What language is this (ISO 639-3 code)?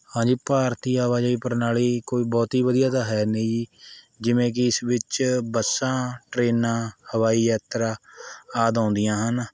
pan